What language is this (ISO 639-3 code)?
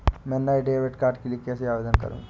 hin